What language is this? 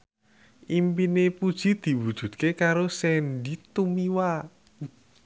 Javanese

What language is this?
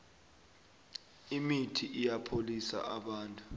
South Ndebele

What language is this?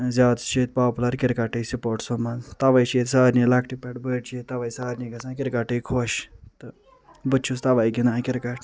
Kashmiri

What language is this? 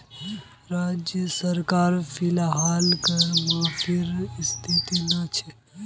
Magahi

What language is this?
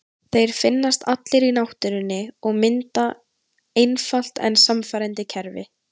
Icelandic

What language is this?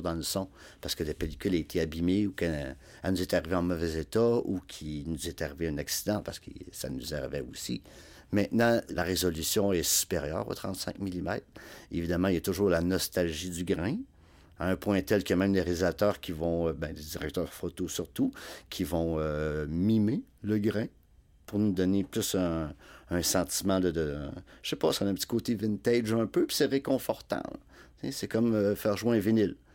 French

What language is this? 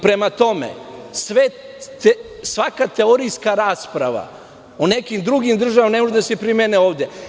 Serbian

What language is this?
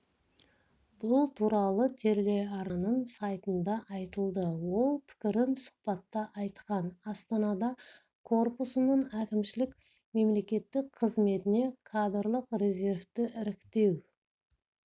Kazakh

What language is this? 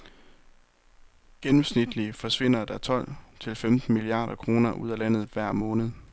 Danish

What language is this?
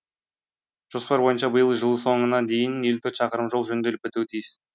Kazakh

